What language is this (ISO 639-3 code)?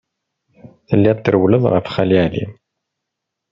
kab